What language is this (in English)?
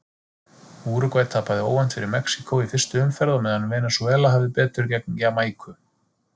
Icelandic